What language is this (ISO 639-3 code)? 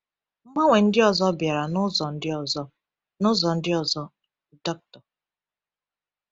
ibo